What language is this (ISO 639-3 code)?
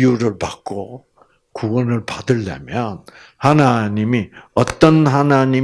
kor